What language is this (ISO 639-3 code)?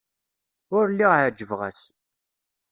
kab